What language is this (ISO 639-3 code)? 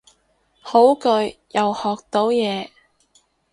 yue